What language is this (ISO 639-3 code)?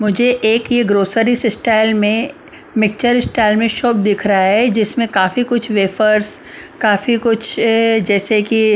hin